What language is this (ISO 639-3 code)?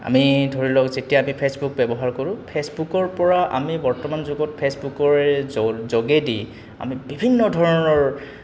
asm